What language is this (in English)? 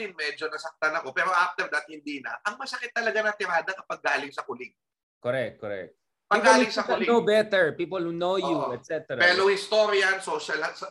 Filipino